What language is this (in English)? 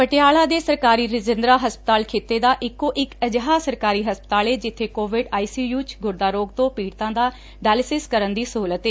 Punjabi